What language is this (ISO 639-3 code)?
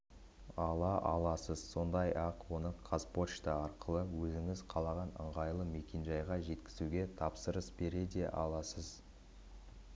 kaz